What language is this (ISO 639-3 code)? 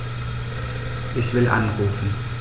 deu